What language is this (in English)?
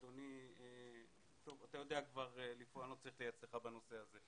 Hebrew